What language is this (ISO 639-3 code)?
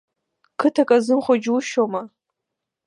abk